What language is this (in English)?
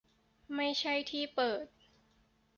Thai